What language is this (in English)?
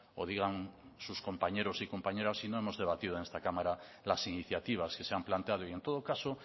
Spanish